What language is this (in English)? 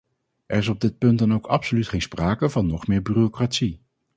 Dutch